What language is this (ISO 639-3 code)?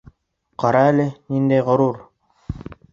bak